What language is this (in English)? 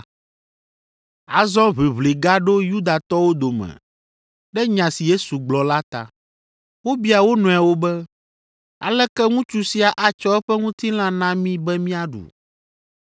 Ewe